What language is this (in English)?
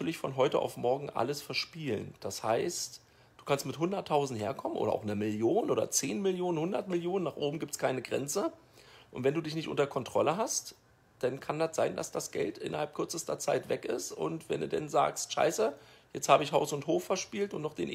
German